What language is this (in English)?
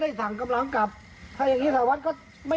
Thai